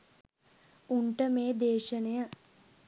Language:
Sinhala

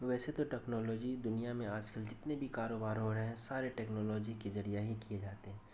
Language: Urdu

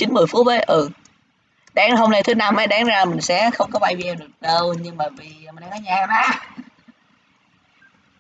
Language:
Vietnamese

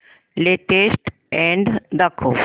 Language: Marathi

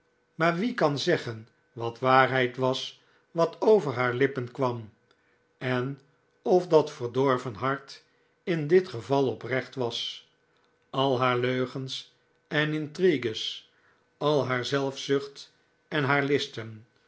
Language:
Dutch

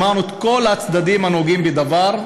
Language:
Hebrew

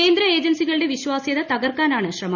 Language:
Malayalam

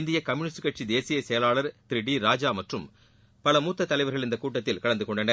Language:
Tamil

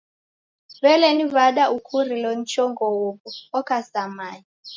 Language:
Taita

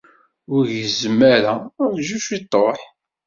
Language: Kabyle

